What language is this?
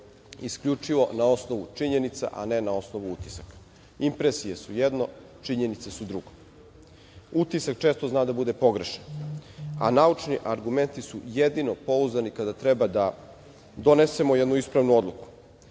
Serbian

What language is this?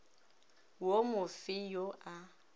Northern Sotho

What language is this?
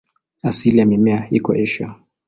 Swahili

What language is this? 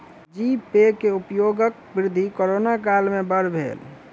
Maithili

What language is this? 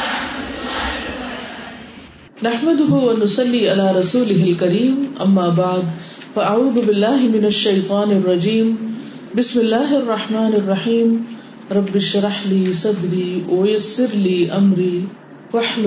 Urdu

